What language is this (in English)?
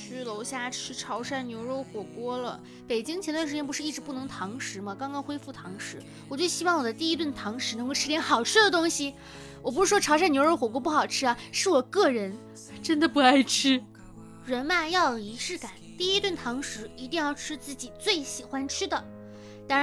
Chinese